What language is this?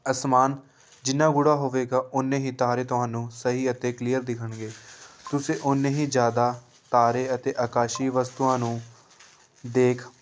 Punjabi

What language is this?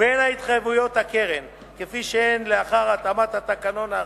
Hebrew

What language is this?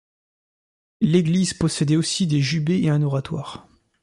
French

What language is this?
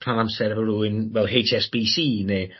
Welsh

